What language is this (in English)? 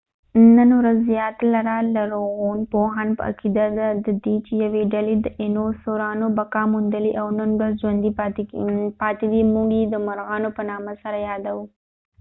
Pashto